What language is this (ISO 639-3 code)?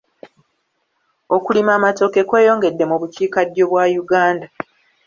lug